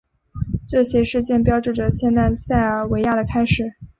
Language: Chinese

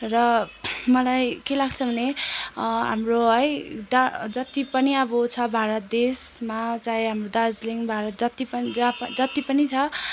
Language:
Nepali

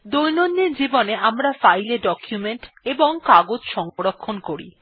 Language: Bangla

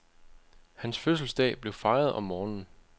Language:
Danish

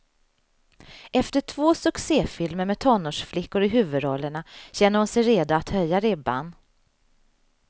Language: Swedish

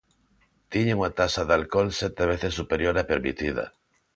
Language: Galician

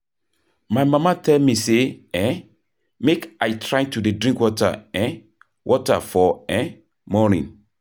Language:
Nigerian Pidgin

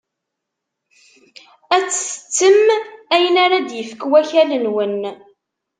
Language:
Kabyle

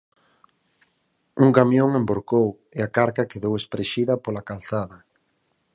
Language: Galician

